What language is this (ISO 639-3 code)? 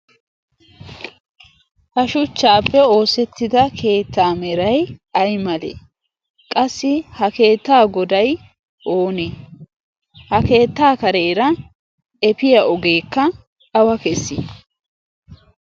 wal